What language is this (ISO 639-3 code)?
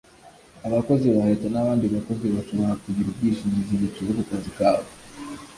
kin